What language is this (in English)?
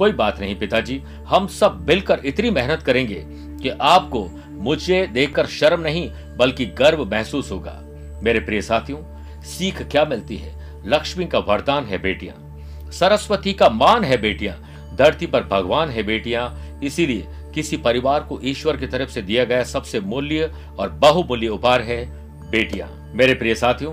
Hindi